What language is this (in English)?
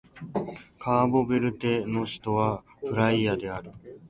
Japanese